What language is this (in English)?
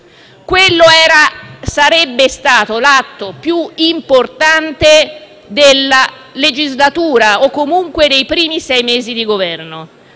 Italian